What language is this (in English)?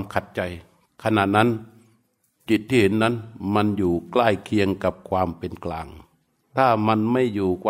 Thai